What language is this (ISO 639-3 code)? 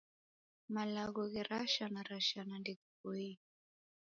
dav